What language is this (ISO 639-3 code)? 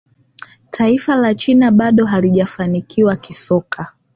swa